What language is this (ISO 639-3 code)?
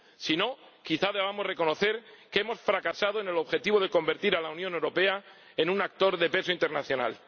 spa